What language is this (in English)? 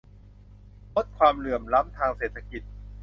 Thai